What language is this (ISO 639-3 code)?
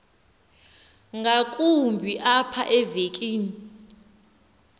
xho